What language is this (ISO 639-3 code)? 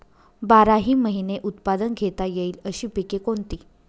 mar